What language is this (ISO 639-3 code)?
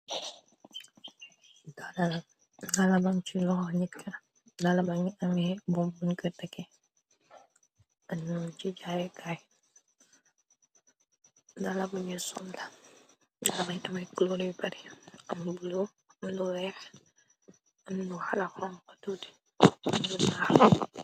wol